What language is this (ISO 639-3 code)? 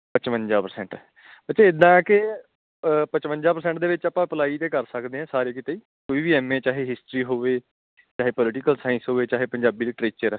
pan